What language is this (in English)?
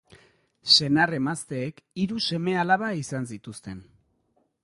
Basque